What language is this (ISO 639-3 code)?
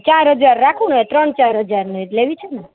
guj